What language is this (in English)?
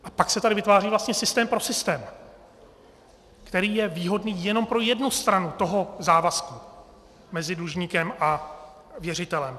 Czech